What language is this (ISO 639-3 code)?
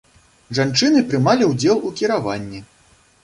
bel